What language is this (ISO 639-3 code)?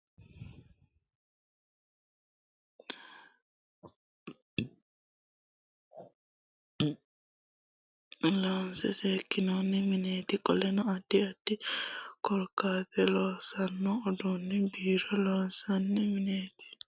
sid